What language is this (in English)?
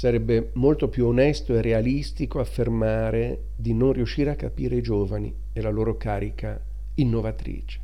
Italian